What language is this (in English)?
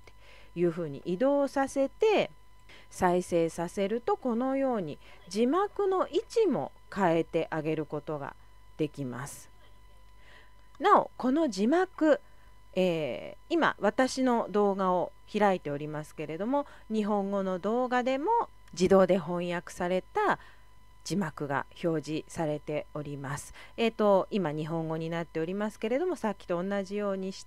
Japanese